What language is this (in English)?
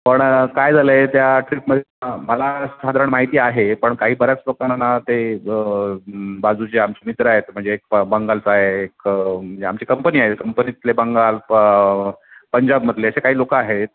Marathi